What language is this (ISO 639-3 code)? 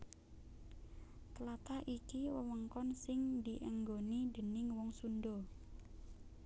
jav